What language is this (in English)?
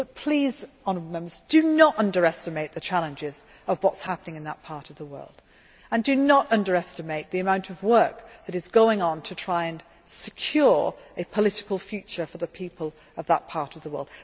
English